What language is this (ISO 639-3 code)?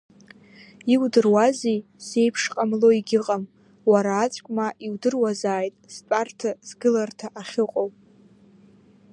abk